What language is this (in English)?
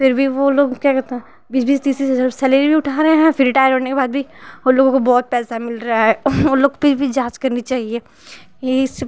Hindi